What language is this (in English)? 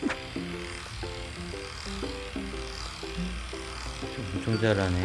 Korean